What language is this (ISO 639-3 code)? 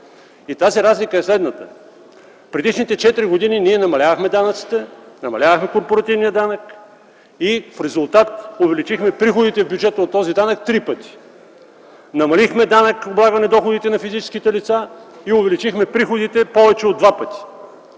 bul